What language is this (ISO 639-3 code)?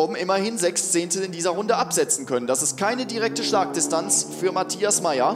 deu